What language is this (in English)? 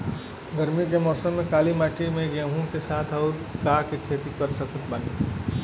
Bhojpuri